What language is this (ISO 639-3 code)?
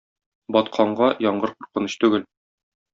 tat